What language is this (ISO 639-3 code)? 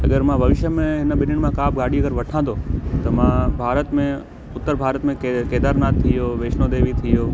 snd